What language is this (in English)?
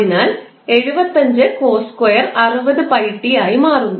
Malayalam